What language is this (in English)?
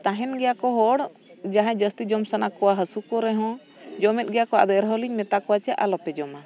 Santali